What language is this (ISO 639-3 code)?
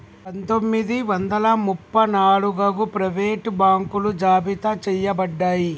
tel